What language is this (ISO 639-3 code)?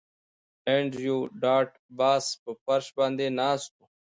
pus